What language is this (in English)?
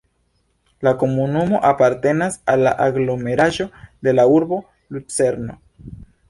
Esperanto